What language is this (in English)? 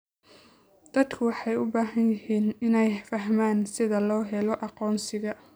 Somali